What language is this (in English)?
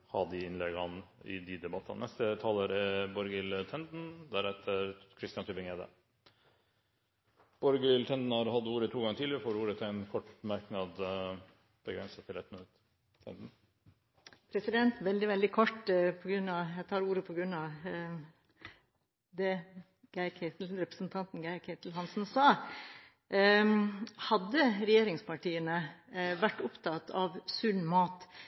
Norwegian